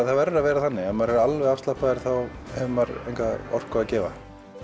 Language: Icelandic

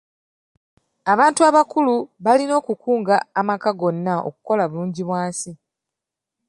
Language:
Ganda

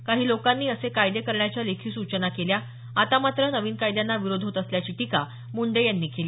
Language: Marathi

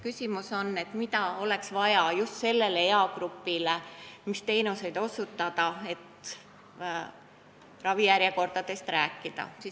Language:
Estonian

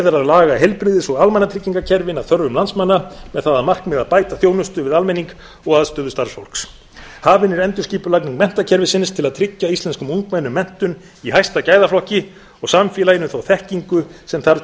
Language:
Icelandic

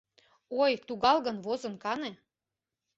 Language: Mari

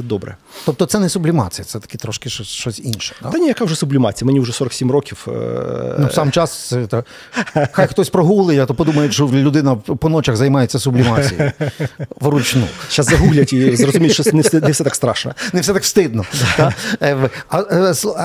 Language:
Ukrainian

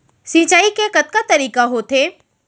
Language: Chhattisgarhi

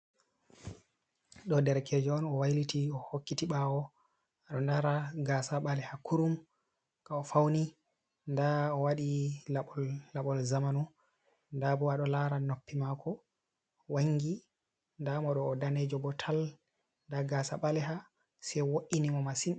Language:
Fula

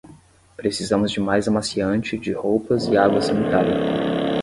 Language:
Portuguese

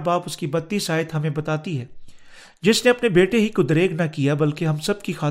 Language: Urdu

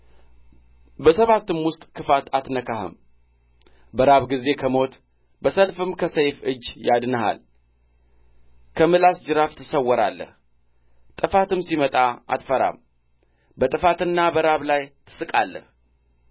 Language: Amharic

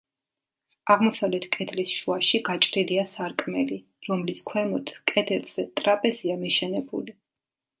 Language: Georgian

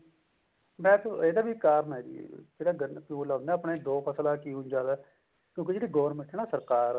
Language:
Punjabi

